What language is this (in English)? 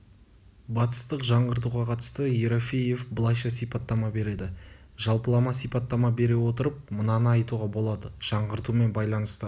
Kazakh